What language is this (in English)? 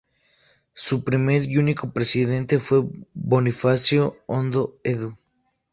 Spanish